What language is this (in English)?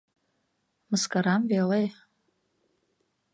Mari